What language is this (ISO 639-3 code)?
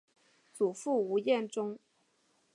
zho